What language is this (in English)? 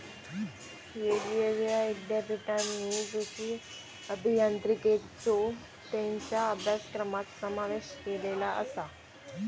Marathi